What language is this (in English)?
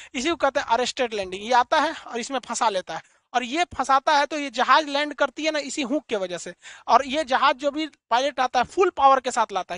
Hindi